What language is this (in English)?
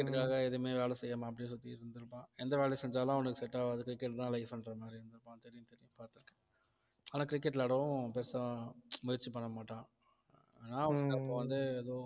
Tamil